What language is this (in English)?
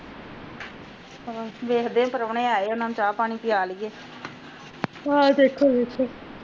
Punjabi